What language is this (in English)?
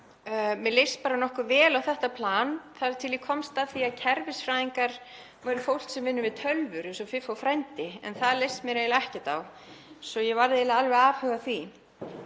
Icelandic